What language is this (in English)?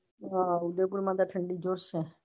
Gujarati